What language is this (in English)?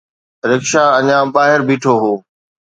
Sindhi